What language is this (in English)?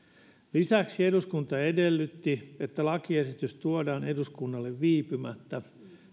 Finnish